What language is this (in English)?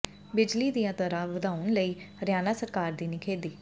Punjabi